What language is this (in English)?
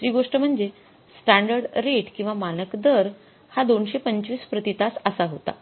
Marathi